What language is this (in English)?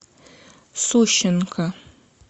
Russian